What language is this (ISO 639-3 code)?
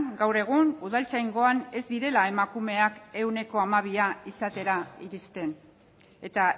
eus